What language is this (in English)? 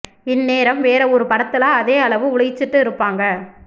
Tamil